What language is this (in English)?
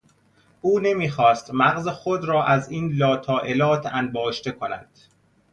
Persian